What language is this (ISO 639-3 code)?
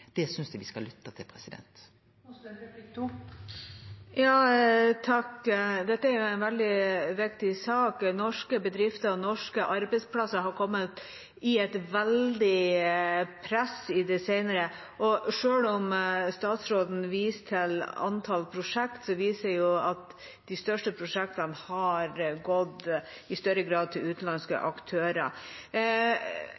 nor